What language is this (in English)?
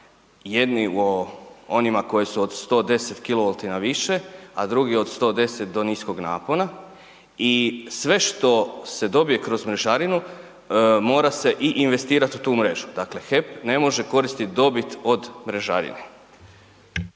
Croatian